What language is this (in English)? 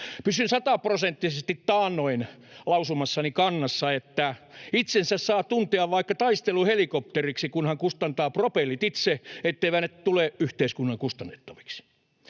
Finnish